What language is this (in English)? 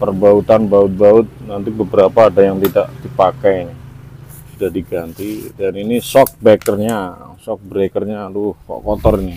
Indonesian